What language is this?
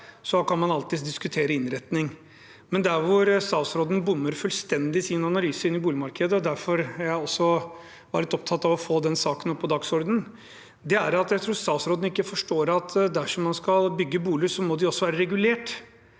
Norwegian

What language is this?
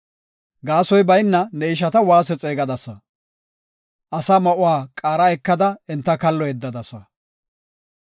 Gofa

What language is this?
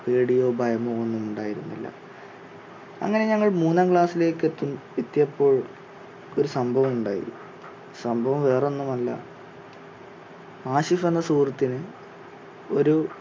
Malayalam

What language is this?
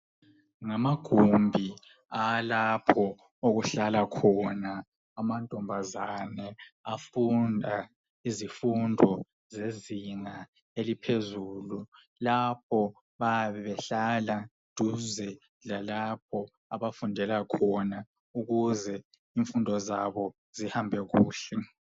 North Ndebele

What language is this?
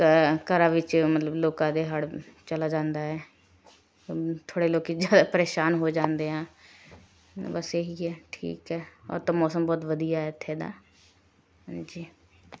Punjabi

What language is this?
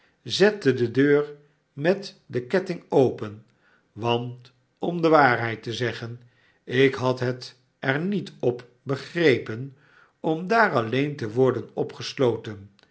Dutch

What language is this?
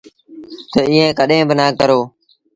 Sindhi Bhil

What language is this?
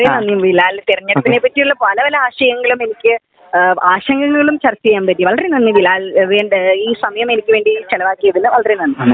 Malayalam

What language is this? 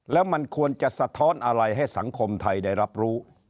Thai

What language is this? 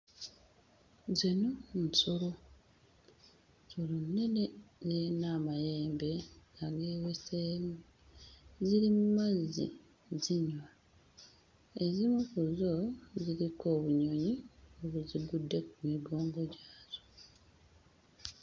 Ganda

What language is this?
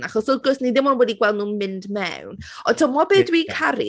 Welsh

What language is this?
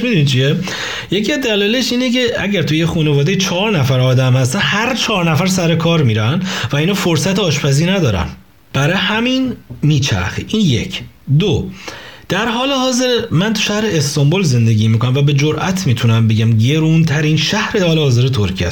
Persian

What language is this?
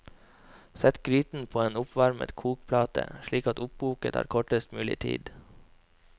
Norwegian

